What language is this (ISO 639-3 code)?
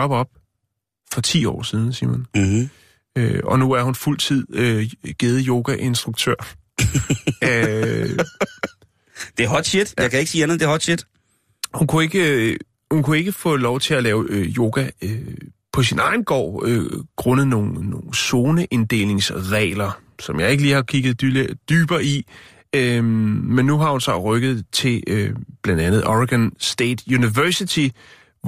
dan